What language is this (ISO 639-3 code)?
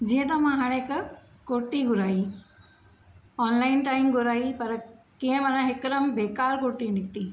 snd